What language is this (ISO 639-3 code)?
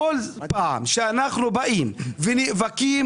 heb